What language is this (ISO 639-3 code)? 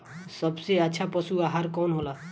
bho